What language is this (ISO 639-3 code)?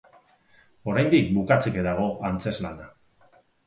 eus